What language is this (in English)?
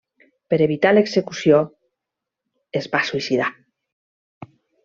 Catalan